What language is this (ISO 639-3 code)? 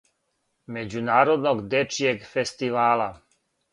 srp